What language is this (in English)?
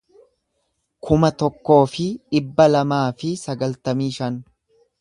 Oromo